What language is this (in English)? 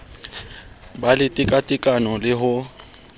Southern Sotho